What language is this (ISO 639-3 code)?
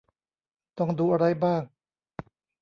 tha